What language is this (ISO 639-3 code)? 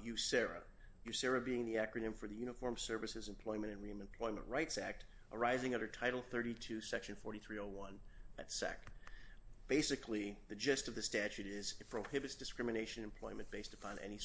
eng